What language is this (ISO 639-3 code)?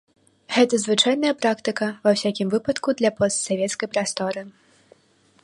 bel